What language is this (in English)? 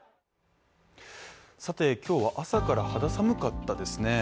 Japanese